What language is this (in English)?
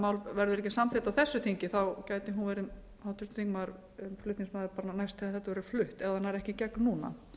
Icelandic